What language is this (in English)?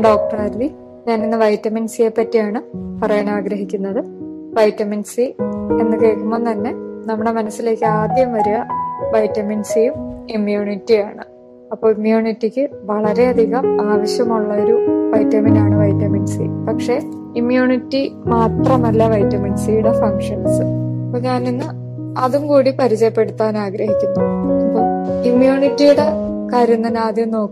Malayalam